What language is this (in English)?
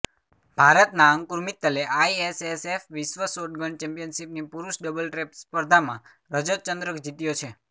Gujarati